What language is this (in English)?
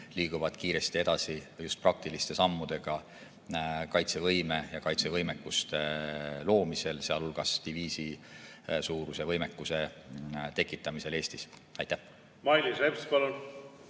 Estonian